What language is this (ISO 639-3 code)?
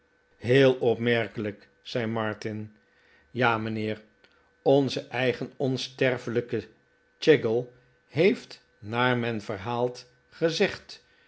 nld